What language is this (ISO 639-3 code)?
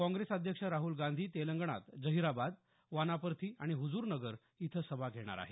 mar